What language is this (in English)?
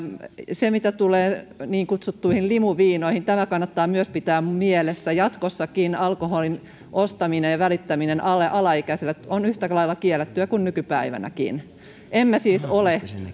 Finnish